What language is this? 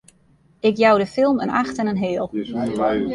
Western Frisian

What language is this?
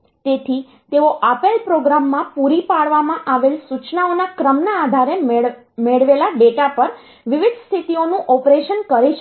Gujarati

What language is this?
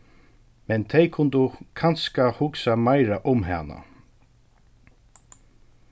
Faroese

